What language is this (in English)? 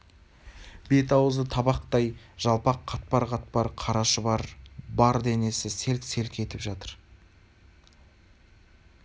Kazakh